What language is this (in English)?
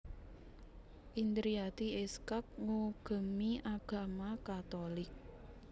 Javanese